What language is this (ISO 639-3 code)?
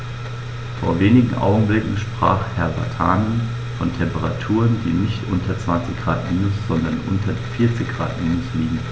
deu